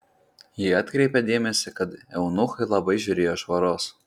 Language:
Lithuanian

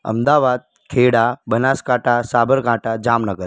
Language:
Gujarati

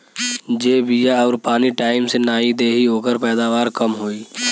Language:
Bhojpuri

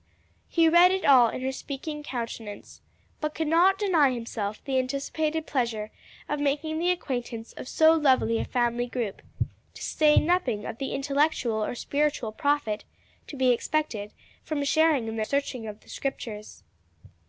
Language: English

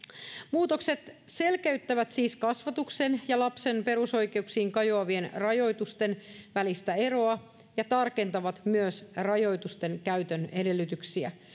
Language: Finnish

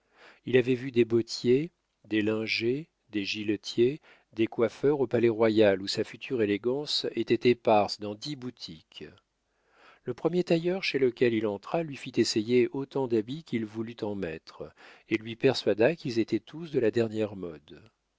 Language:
French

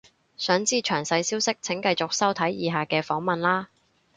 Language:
Cantonese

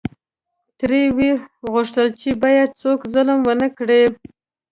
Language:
Pashto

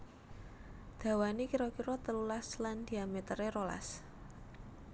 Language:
Javanese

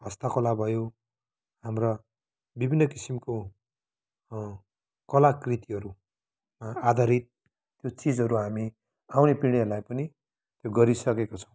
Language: Nepali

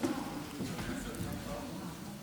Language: Hebrew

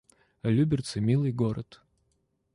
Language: Russian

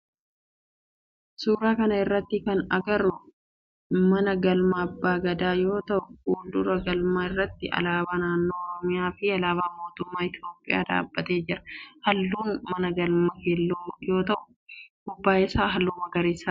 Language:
Oromo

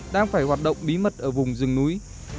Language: Vietnamese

